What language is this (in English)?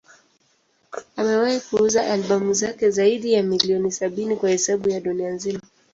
Swahili